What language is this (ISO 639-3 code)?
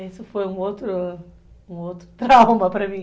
por